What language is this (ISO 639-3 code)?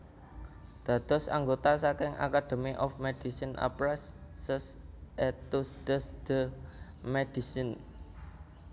jav